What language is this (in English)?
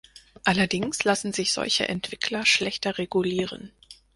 German